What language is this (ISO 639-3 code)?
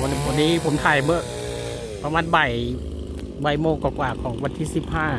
tha